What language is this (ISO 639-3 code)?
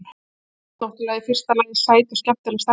isl